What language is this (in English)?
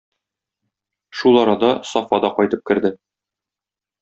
Tatar